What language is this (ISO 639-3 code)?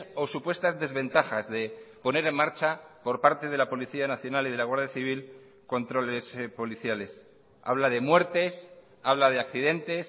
spa